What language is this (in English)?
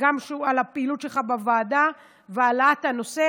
Hebrew